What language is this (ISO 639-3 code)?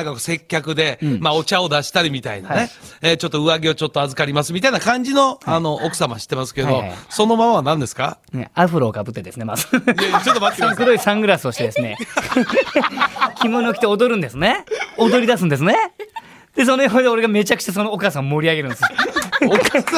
jpn